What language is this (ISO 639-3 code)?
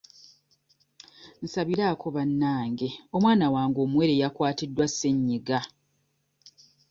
lug